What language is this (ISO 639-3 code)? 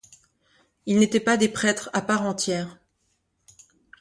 fra